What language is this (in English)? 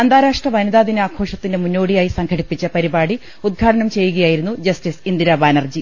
Malayalam